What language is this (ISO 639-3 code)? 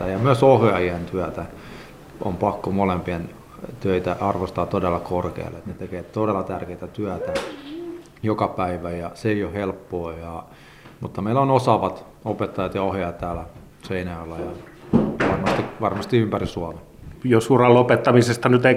fin